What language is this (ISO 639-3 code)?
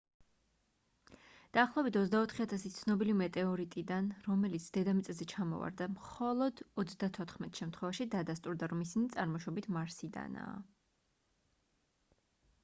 kat